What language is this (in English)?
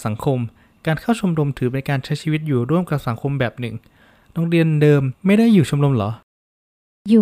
Thai